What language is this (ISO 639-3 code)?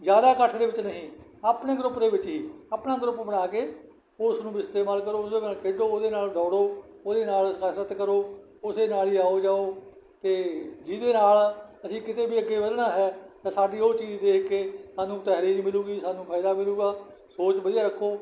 pan